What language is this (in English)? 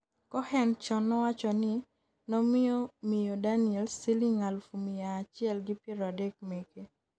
Luo (Kenya and Tanzania)